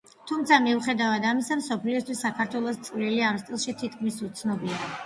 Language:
Georgian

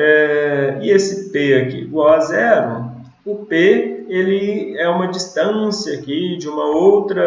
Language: Portuguese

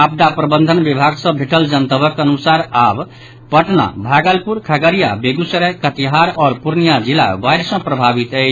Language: Maithili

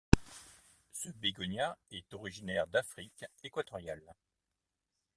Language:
French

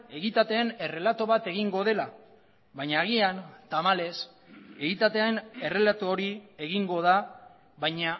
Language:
Basque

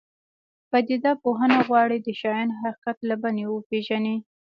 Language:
Pashto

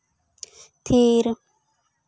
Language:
Santali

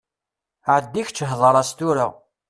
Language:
Kabyle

